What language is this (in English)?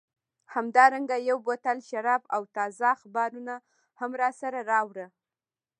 Pashto